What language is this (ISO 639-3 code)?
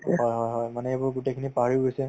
asm